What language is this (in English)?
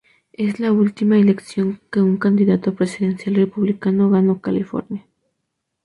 Spanish